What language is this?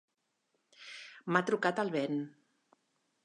Catalan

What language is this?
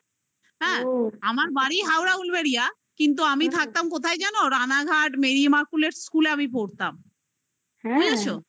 Bangla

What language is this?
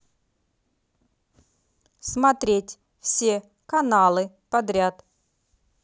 Russian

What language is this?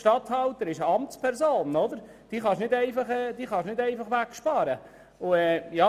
Swiss German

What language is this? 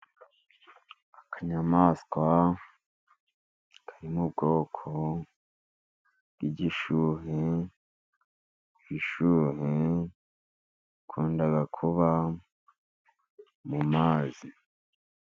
Kinyarwanda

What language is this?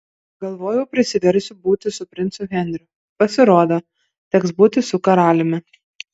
Lithuanian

